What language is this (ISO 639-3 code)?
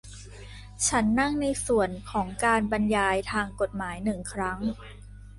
tha